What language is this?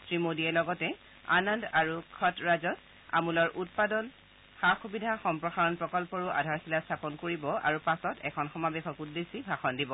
Assamese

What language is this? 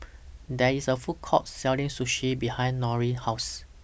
English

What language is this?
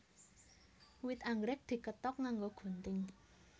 Javanese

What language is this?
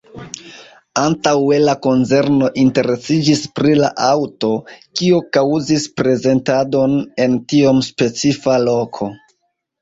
Esperanto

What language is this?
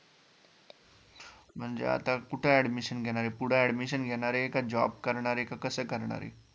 Marathi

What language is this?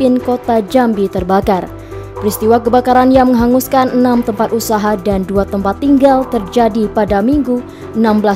Indonesian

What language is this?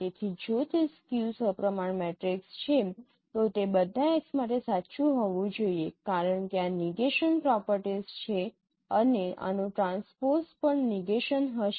Gujarati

